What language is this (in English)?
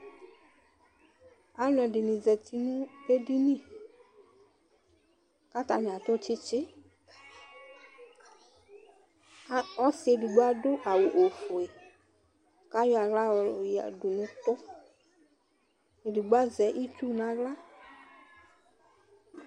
Ikposo